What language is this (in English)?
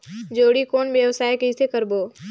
Chhattisgarhi